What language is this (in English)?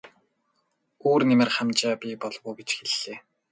Mongolian